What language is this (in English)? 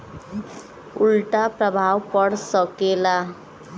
Bhojpuri